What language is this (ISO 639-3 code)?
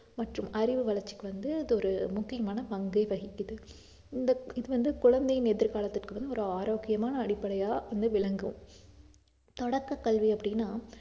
tam